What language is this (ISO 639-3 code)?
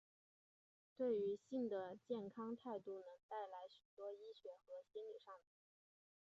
zho